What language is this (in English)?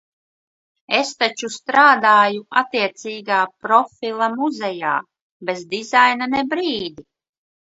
Latvian